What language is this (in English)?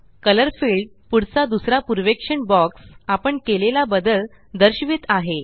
Marathi